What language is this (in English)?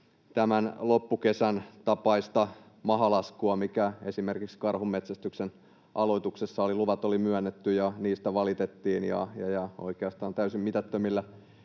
Finnish